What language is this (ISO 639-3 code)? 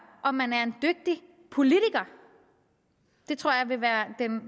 dan